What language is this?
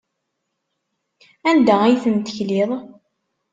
Kabyle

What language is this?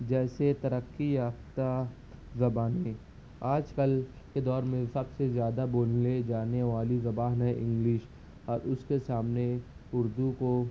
Urdu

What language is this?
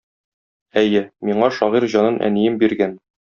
Tatar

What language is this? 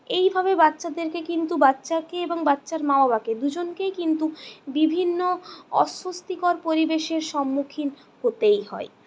Bangla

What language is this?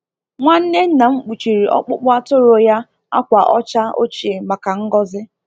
Igbo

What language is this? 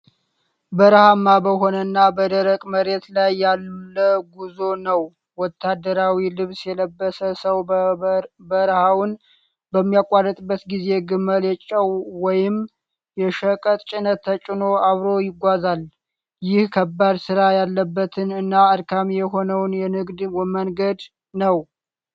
Amharic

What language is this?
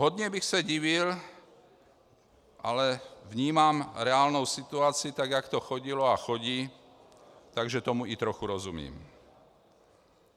Czech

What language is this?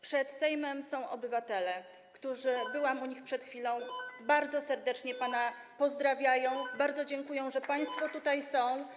Polish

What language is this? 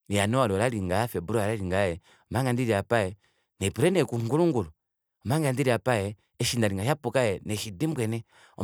Kuanyama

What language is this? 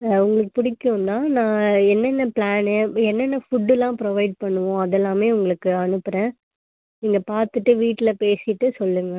Tamil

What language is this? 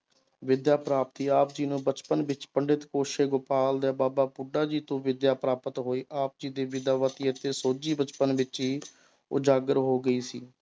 Punjabi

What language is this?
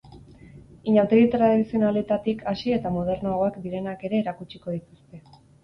Basque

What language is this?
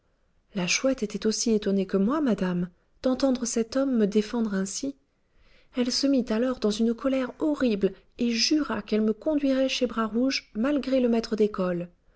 French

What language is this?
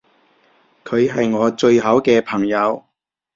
Cantonese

